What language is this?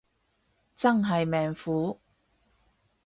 Cantonese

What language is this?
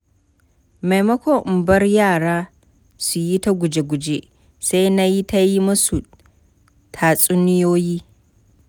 Hausa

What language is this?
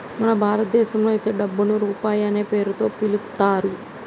Telugu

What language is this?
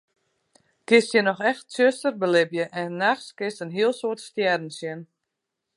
Western Frisian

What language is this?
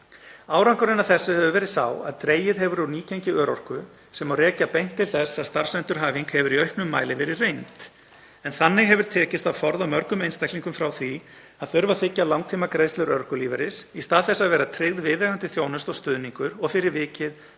Icelandic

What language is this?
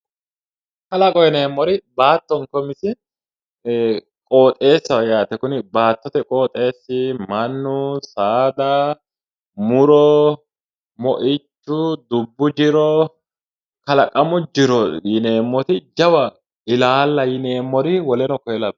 Sidamo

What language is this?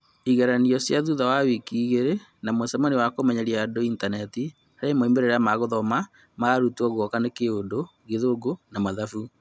Kikuyu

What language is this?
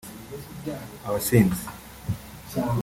Kinyarwanda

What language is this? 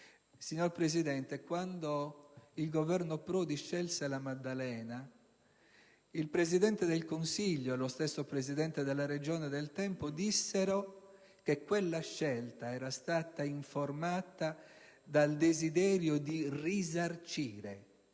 Italian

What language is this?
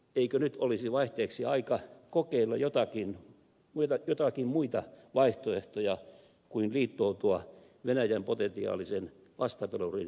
Finnish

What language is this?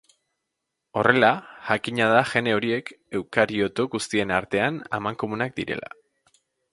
Basque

